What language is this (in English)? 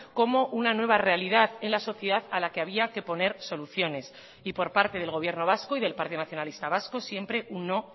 Spanish